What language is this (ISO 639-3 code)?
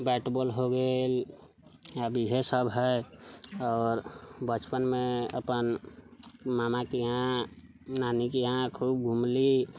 mai